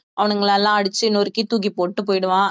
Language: Tamil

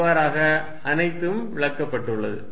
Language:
Tamil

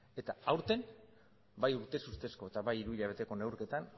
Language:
Basque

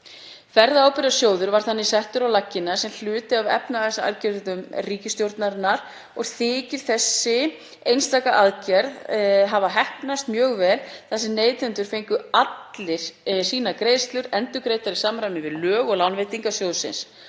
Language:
Icelandic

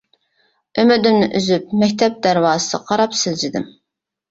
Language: Uyghur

